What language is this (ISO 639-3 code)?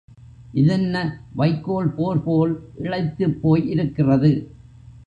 tam